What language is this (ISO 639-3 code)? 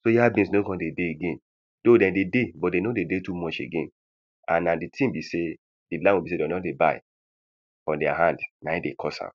pcm